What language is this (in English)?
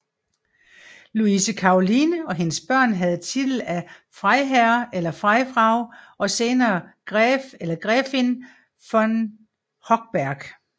Danish